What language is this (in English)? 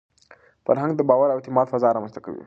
Pashto